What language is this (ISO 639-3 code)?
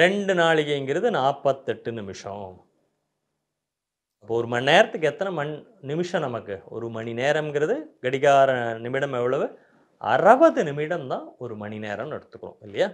tam